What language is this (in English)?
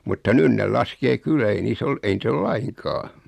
Finnish